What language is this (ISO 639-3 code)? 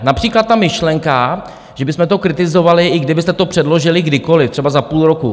ces